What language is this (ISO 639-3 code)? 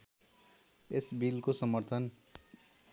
nep